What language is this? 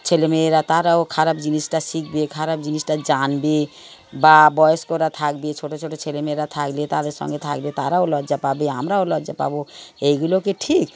Bangla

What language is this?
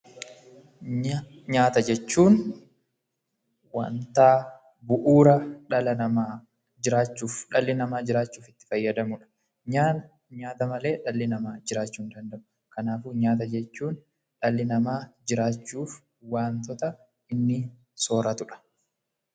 Oromo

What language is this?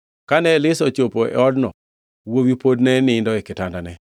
Luo (Kenya and Tanzania)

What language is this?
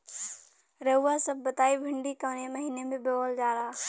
Bhojpuri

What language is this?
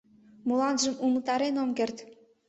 Mari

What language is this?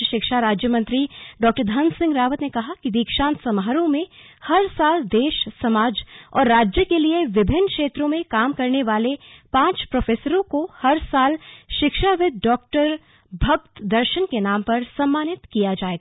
Hindi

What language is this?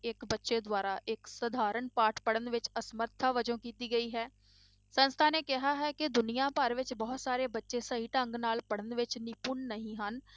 Punjabi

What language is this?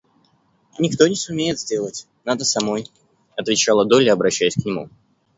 Russian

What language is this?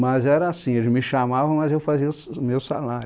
Portuguese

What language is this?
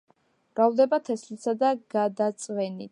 Georgian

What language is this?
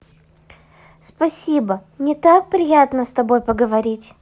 Russian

